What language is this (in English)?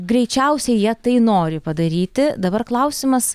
Lithuanian